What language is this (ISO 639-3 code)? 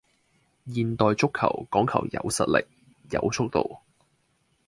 yue